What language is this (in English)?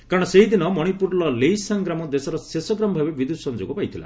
Odia